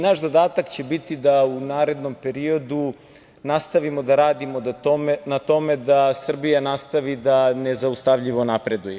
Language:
Serbian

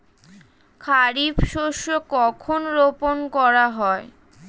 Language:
Bangla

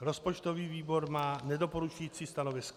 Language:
Czech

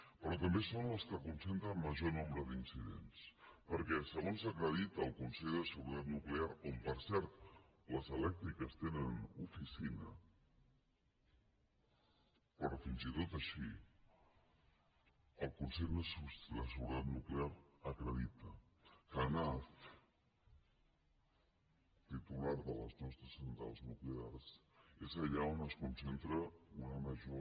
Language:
Catalan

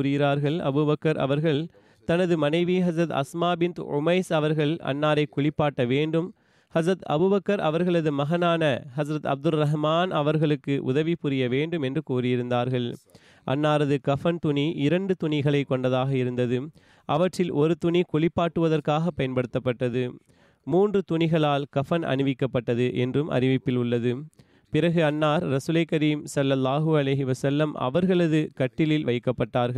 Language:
Tamil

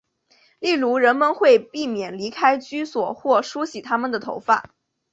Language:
Chinese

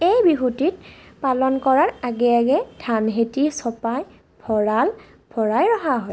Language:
Assamese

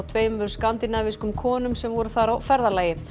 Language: Icelandic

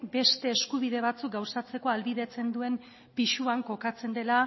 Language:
Basque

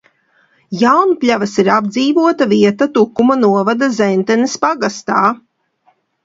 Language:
Latvian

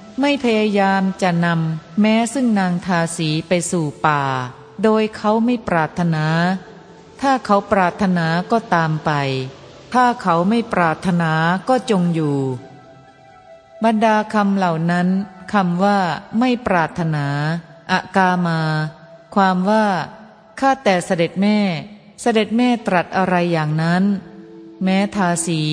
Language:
Thai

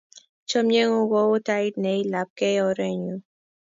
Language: Kalenjin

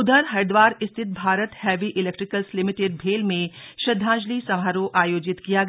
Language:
Hindi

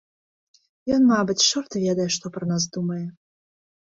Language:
Belarusian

